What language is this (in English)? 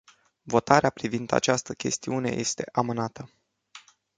Romanian